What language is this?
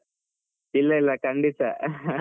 Kannada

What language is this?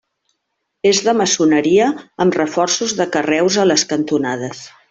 Catalan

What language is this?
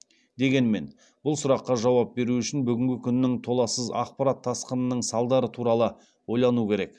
Kazakh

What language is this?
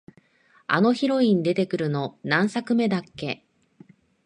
Japanese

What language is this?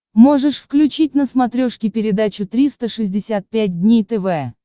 Russian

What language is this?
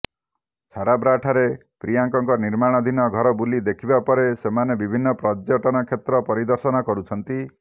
Odia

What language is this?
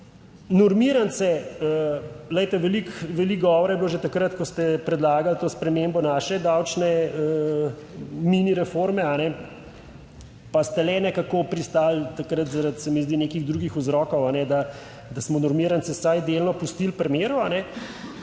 Slovenian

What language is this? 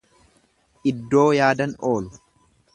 Oromo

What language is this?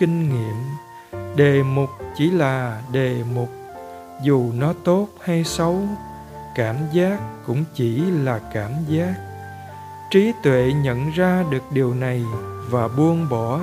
Vietnamese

